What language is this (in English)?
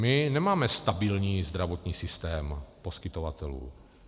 Czech